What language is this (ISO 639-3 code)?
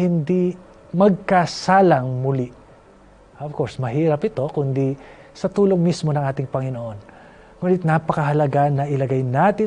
fil